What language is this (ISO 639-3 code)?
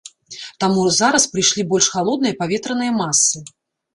bel